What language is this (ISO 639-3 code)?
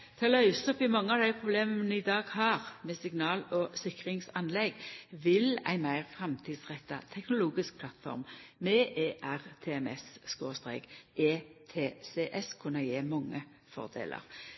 nno